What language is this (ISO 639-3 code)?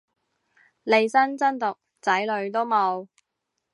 yue